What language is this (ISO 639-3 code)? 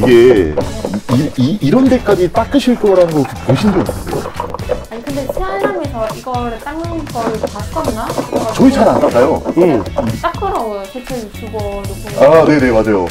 kor